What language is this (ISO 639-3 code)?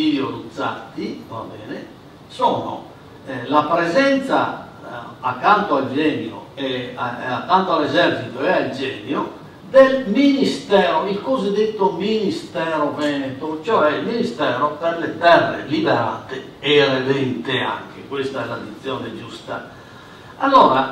ita